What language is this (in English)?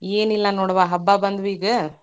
Kannada